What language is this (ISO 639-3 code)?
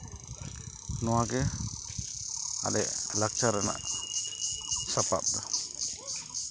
sat